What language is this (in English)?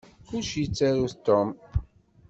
Kabyle